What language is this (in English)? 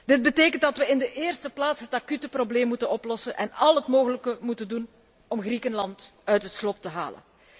Dutch